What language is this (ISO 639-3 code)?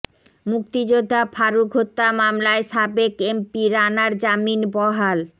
ben